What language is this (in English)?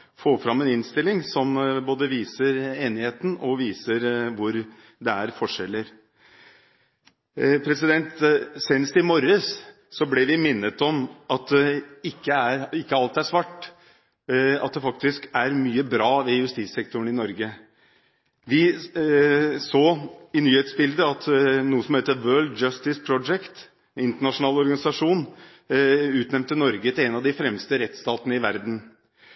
Norwegian Bokmål